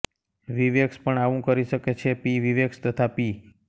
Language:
Gujarati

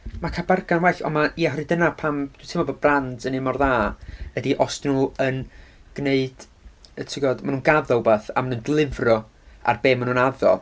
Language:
Welsh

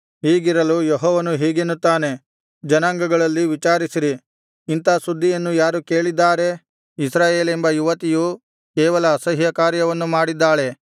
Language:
Kannada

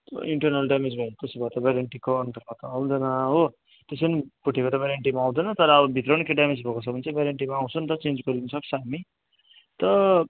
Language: Nepali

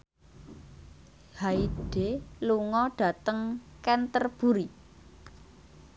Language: Javanese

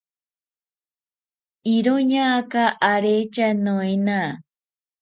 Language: South Ucayali Ashéninka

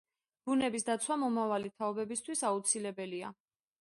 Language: Georgian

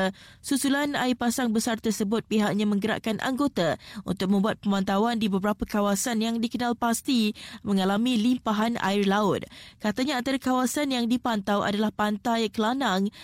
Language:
Malay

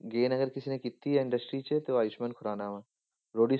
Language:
Punjabi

